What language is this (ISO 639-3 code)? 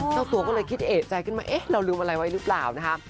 tha